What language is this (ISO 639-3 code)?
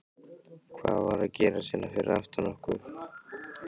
isl